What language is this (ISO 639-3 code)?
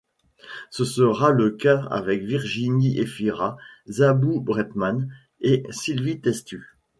fra